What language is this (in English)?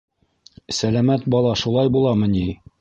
Bashkir